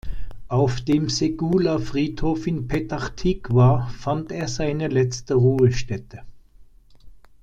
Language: German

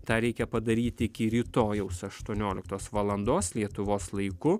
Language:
Lithuanian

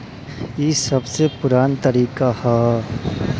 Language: Bhojpuri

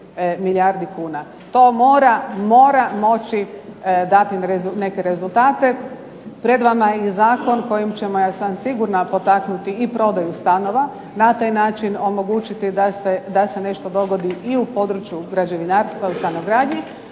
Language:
Croatian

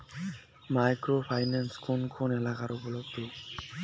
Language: Bangla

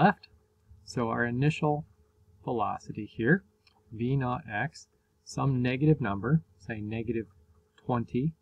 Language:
English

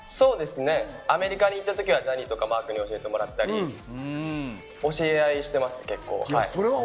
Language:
Japanese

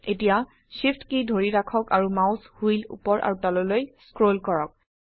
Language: Assamese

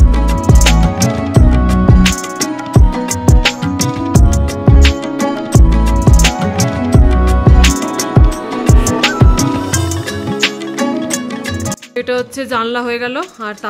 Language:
Bangla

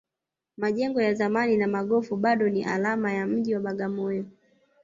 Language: Swahili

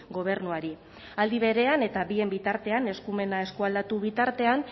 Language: Basque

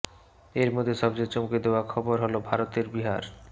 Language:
Bangla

